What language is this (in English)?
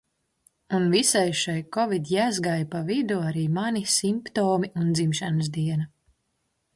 Latvian